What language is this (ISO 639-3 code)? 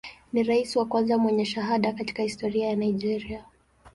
swa